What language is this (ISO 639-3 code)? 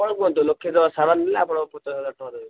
ori